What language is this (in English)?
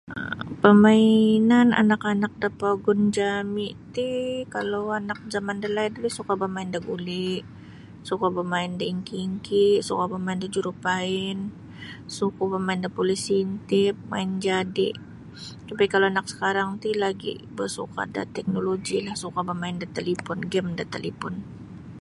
Sabah Bisaya